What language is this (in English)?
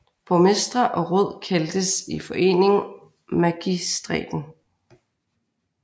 Danish